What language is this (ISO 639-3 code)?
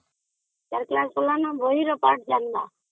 ori